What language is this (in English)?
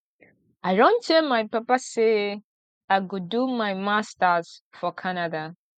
Nigerian Pidgin